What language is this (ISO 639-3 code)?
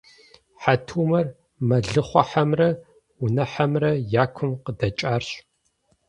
kbd